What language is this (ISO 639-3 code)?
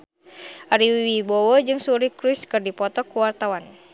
sun